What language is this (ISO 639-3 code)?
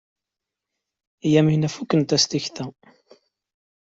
kab